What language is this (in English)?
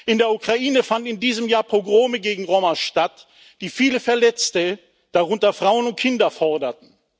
German